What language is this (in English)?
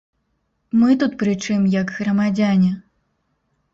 Belarusian